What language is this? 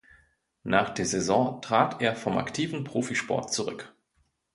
German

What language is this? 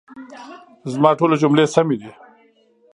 Pashto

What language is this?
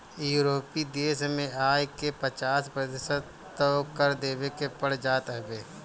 Bhojpuri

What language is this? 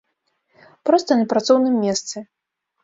Belarusian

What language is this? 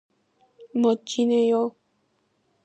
Korean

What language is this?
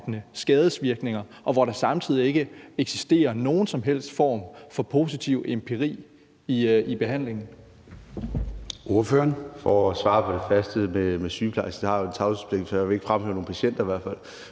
Danish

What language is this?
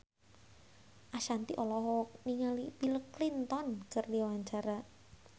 Sundanese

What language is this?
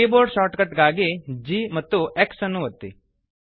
Kannada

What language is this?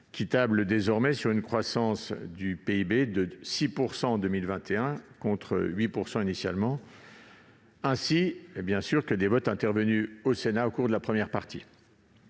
French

